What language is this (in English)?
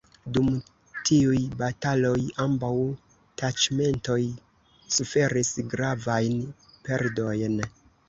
Esperanto